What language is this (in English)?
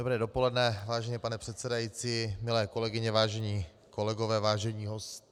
Czech